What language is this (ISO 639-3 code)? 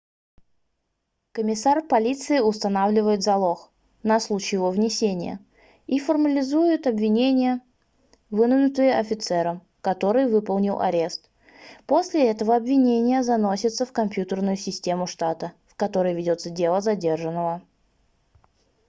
rus